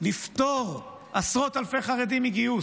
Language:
Hebrew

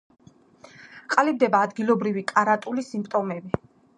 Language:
Georgian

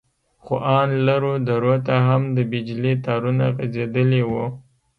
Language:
Pashto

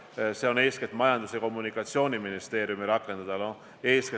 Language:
Estonian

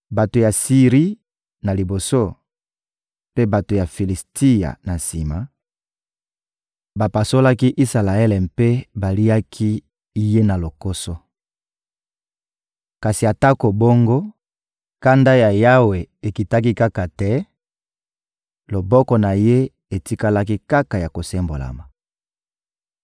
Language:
Lingala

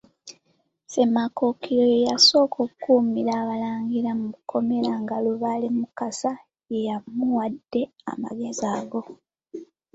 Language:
Ganda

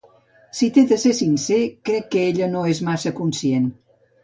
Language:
Catalan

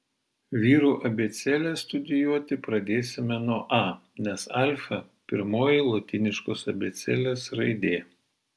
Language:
Lithuanian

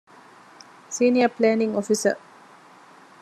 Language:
Divehi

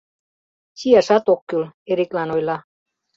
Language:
Mari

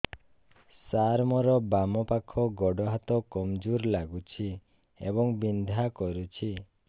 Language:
Odia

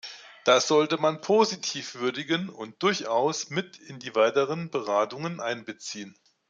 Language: German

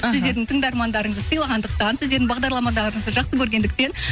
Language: Kazakh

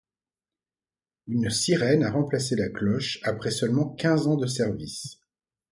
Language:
French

